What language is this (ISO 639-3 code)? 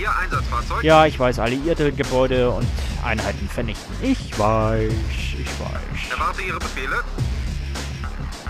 deu